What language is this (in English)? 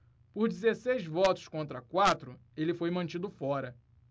Portuguese